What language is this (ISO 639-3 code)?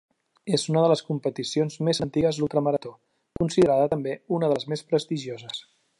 cat